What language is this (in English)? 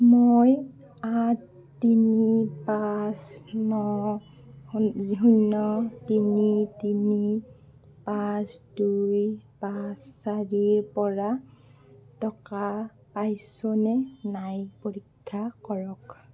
Assamese